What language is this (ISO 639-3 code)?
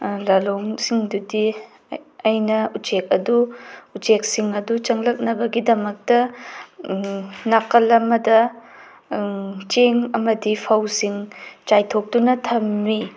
mni